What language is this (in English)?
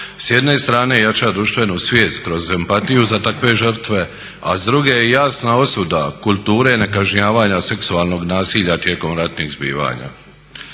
Croatian